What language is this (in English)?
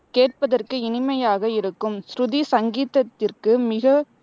Tamil